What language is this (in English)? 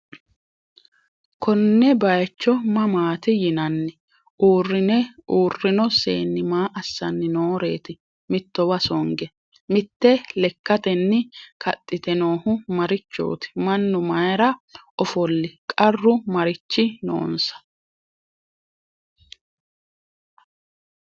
Sidamo